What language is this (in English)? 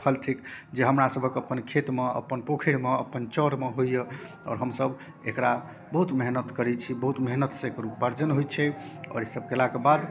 Maithili